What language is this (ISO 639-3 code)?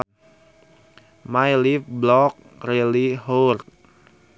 sun